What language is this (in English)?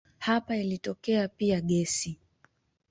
Swahili